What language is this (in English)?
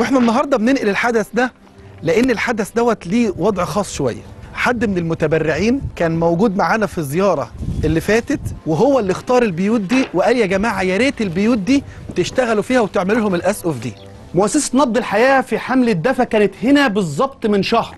Arabic